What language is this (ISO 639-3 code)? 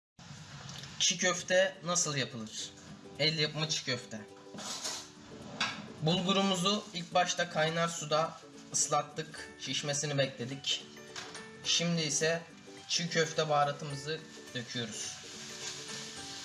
tur